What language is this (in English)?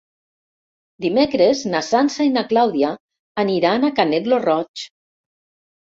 Catalan